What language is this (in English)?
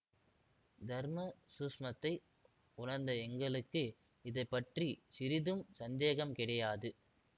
Tamil